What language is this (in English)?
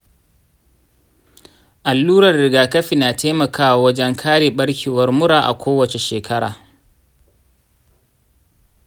Hausa